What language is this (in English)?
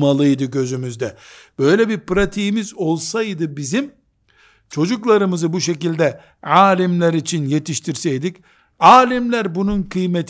Turkish